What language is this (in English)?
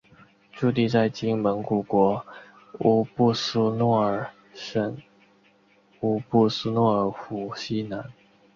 Chinese